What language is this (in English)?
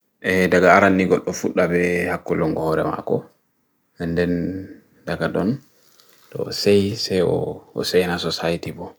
Bagirmi Fulfulde